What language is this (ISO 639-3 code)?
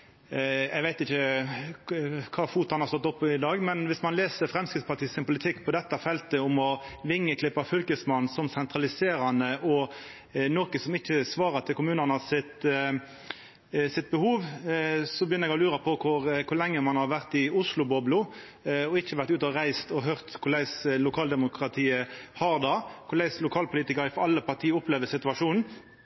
nno